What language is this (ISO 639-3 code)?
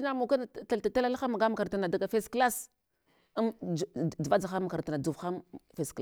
hwo